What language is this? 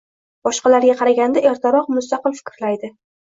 Uzbek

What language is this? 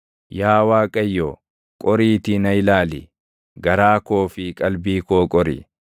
Oromo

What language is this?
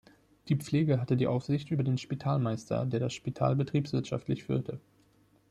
German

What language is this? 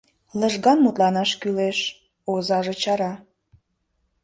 Mari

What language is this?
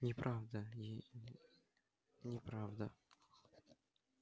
Russian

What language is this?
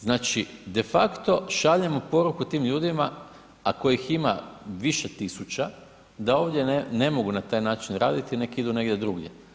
Croatian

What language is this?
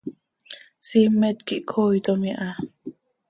Seri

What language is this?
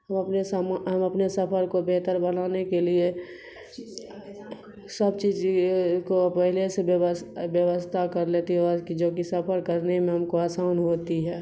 Urdu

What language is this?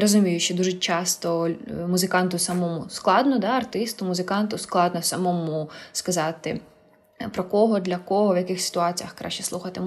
Ukrainian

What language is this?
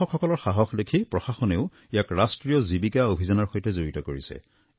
Assamese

